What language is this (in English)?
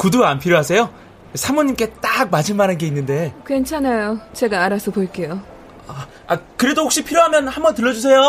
Korean